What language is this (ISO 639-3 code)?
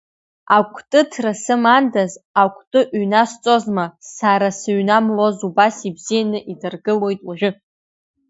abk